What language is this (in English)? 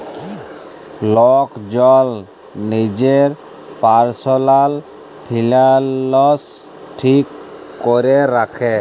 Bangla